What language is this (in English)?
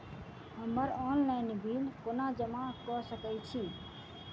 Maithili